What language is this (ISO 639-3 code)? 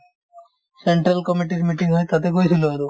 asm